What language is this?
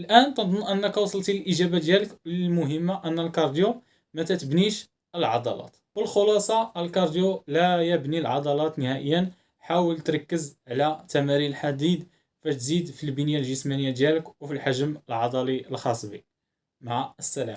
Arabic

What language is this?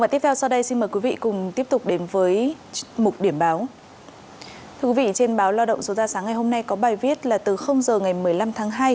Vietnamese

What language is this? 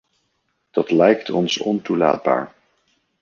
Dutch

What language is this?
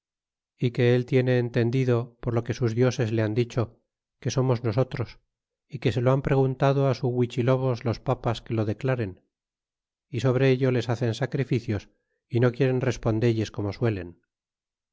Spanish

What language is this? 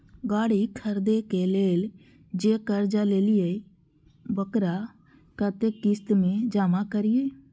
Maithili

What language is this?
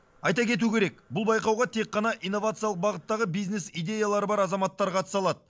Kazakh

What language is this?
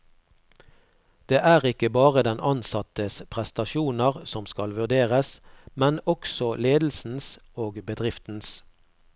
Norwegian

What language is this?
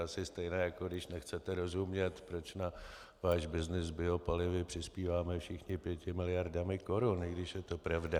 Czech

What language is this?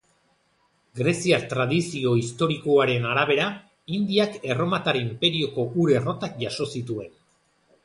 Basque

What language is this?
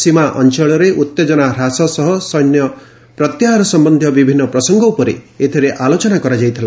Odia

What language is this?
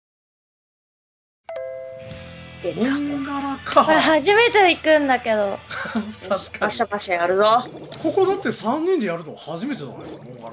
Japanese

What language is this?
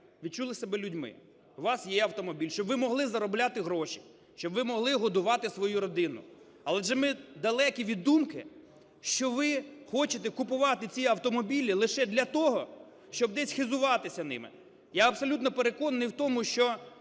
Ukrainian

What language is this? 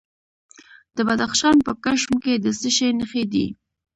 Pashto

